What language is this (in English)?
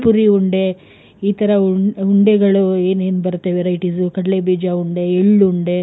Kannada